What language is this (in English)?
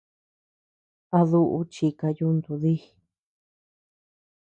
Tepeuxila Cuicatec